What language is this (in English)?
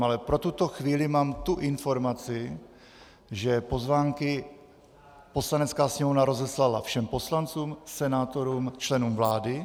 Czech